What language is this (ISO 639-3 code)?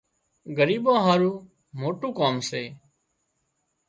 kxp